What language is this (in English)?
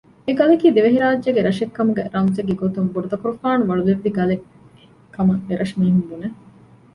Divehi